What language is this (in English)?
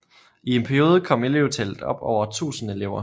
Danish